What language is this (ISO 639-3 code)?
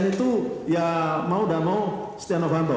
ind